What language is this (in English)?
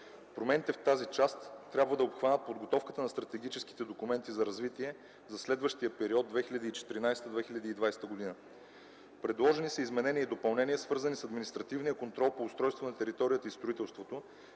Bulgarian